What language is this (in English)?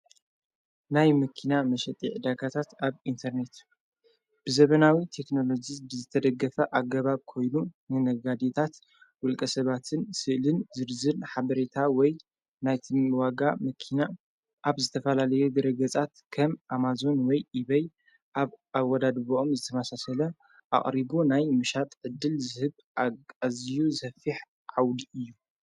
Tigrinya